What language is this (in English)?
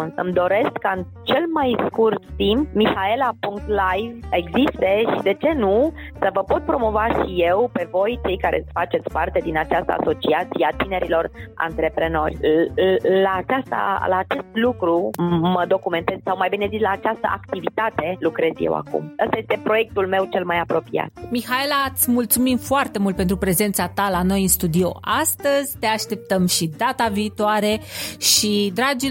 Romanian